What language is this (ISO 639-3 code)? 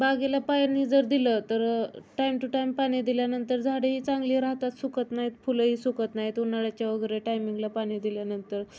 mar